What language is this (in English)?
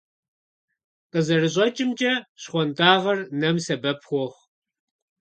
Kabardian